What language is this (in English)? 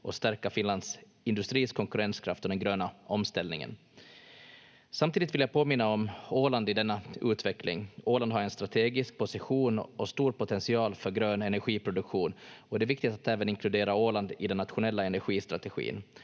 Finnish